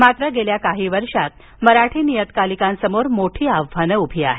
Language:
Marathi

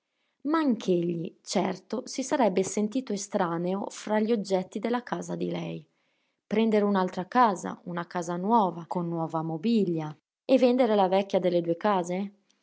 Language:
Italian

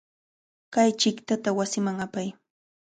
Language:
Cajatambo North Lima Quechua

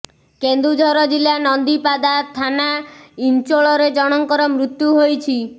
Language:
Odia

